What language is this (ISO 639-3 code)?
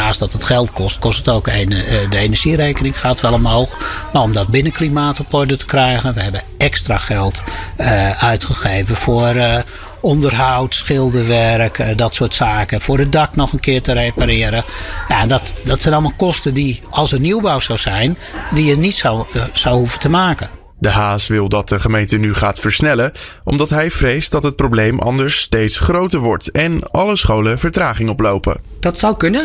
nld